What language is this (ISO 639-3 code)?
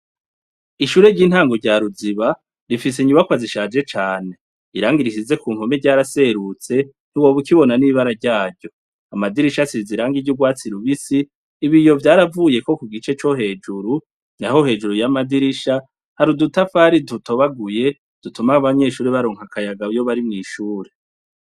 run